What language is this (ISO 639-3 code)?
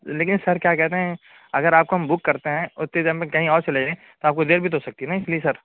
urd